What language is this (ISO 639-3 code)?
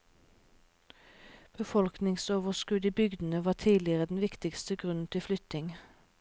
nor